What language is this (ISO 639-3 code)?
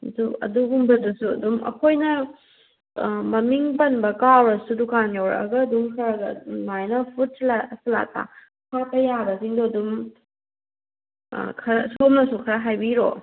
mni